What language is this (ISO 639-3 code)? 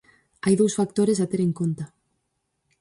glg